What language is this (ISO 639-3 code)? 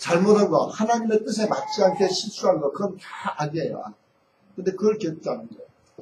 kor